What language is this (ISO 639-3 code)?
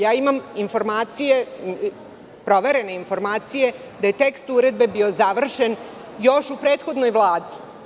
srp